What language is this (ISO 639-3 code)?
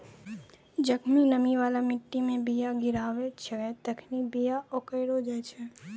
mai